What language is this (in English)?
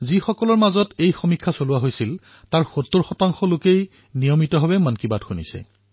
Assamese